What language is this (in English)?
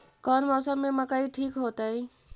Magahi